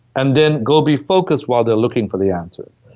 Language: English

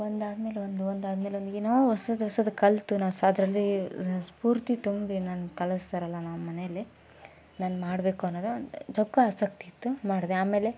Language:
Kannada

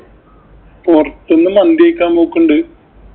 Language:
Malayalam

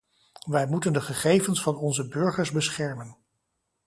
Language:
Dutch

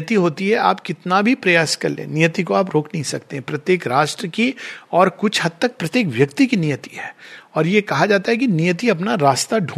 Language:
Hindi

